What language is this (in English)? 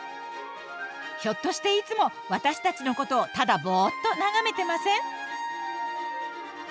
Japanese